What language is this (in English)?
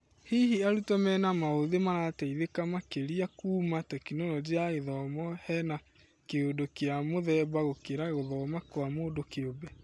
Kikuyu